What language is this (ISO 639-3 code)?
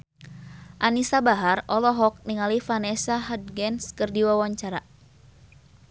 sun